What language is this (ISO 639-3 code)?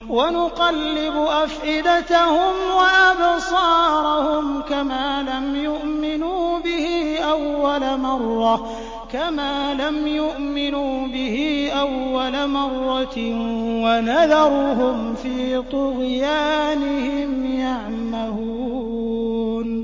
ara